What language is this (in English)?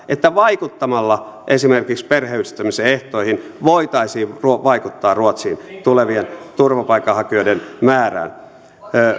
Finnish